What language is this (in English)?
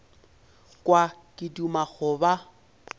Northern Sotho